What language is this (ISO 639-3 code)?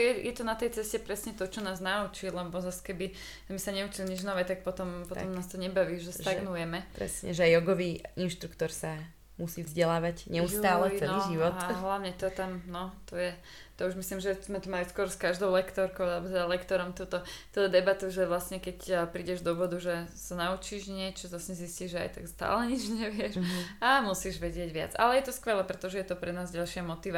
slk